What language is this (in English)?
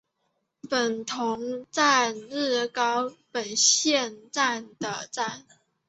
Chinese